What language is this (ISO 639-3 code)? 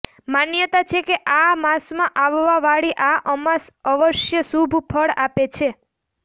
guj